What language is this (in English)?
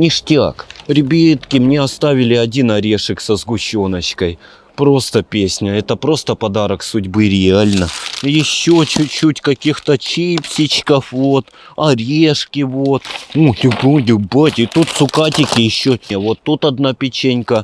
Russian